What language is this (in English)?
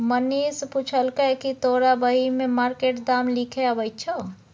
Maithili